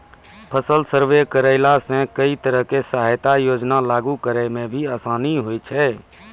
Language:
Maithili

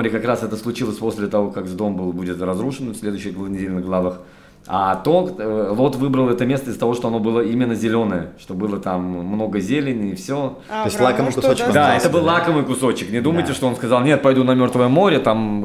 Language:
Russian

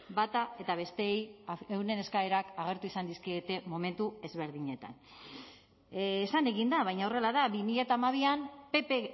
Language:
Basque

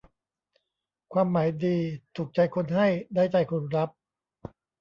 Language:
Thai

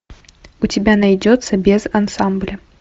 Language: Russian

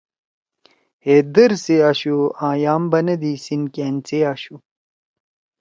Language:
Torwali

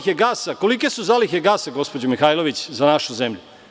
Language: Serbian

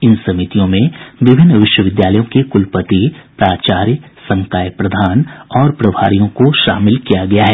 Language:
Hindi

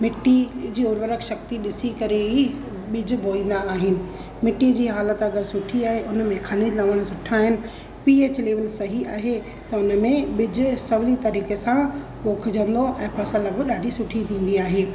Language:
Sindhi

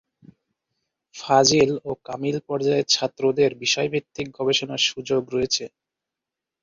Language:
Bangla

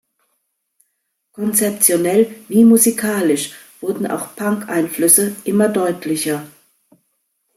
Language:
German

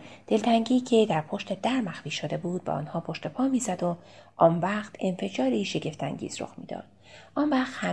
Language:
Persian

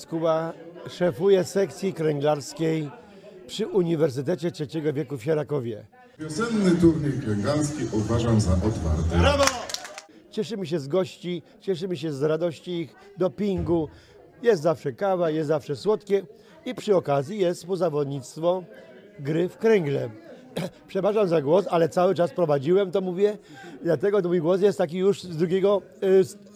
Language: Polish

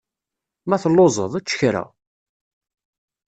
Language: Kabyle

